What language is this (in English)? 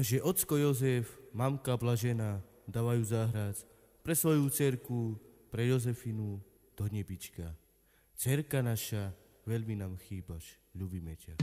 Romanian